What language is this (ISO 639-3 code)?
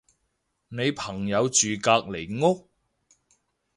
yue